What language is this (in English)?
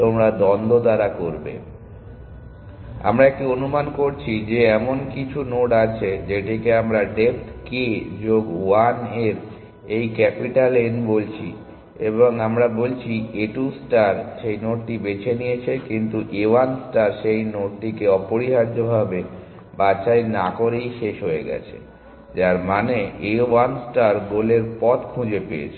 Bangla